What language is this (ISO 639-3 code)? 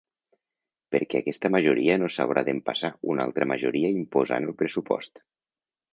cat